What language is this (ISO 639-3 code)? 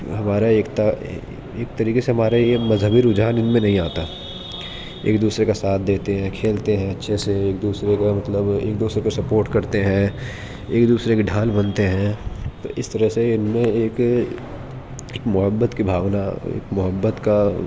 urd